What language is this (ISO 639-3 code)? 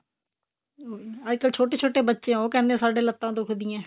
pan